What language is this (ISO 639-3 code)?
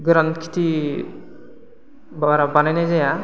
brx